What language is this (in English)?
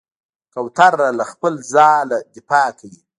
Pashto